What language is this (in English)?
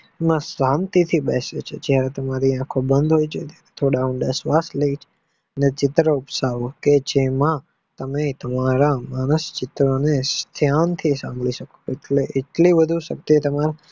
Gujarati